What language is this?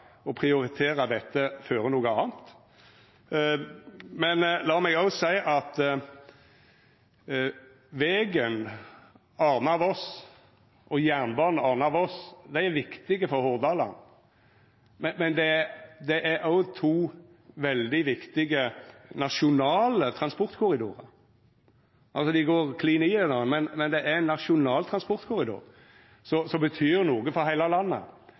Norwegian Nynorsk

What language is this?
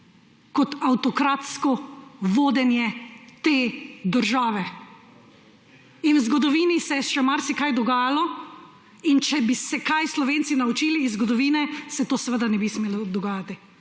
Slovenian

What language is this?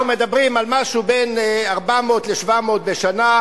Hebrew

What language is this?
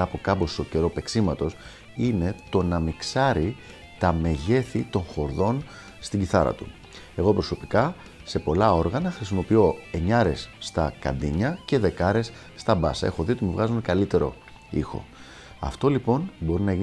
Greek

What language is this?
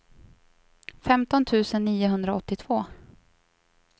Swedish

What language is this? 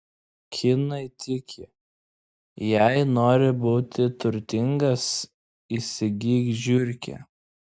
Lithuanian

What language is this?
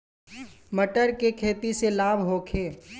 Bhojpuri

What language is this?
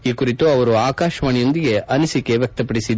Kannada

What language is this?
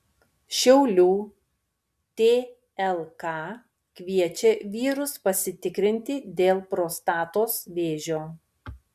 Lithuanian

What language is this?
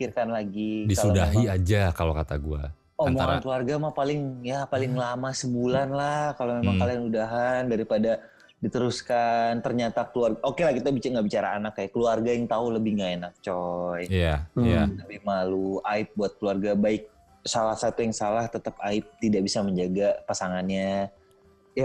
Indonesian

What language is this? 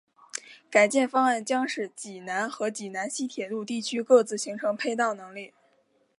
Chinese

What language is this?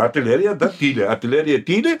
Lithuanian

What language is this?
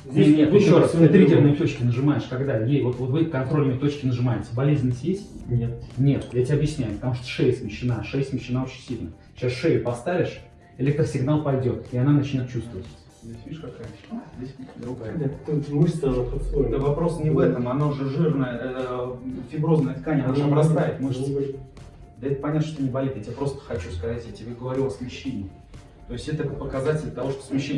Russian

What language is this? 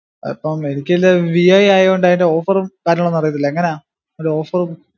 Malayalam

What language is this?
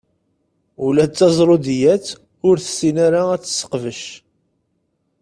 Kabyle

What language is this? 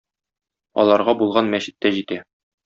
Tatar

